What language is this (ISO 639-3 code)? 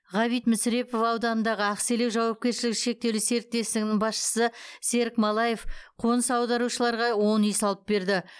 kaz